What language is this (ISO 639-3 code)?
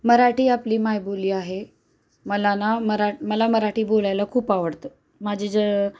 mar